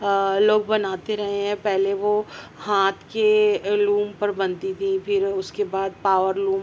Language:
Urdu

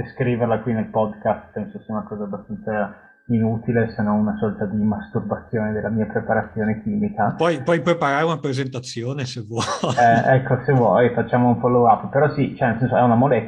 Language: Italian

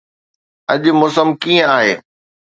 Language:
Sindhi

